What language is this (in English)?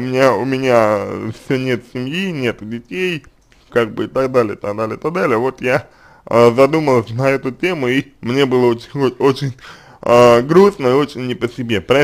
Russian